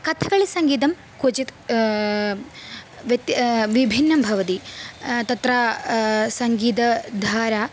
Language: Sanskrit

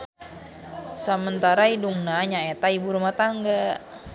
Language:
Sundanese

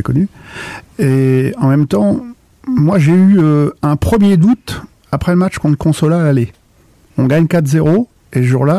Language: French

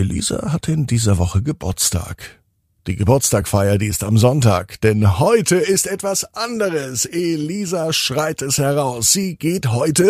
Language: German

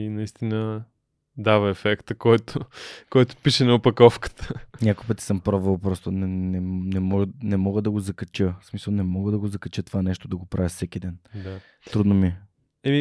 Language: Bulgarian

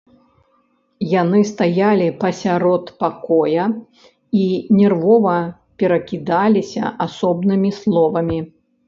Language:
Belarusian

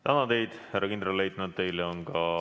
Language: Estonian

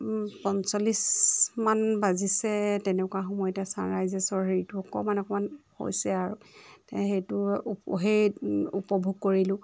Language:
Assamese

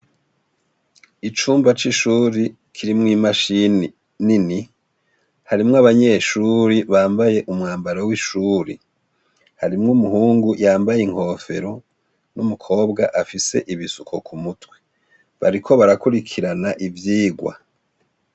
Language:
Rundi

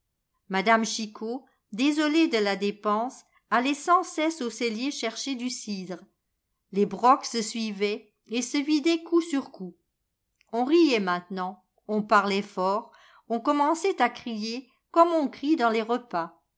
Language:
French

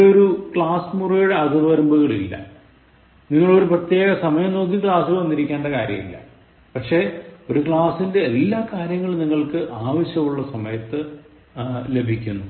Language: Malayalam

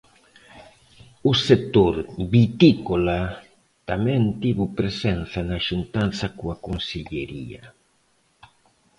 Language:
Galician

